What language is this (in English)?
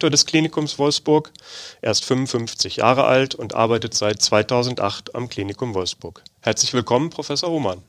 German